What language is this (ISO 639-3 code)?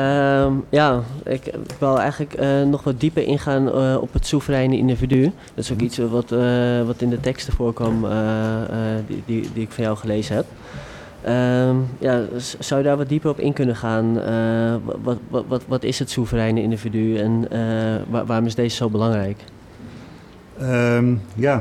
nld